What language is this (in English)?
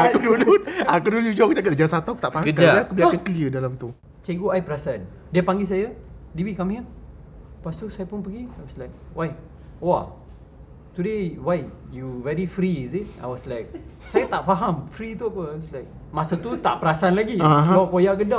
Malay